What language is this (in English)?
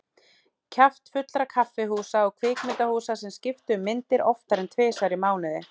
Icelandic